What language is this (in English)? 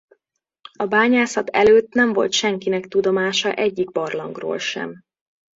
Hungarian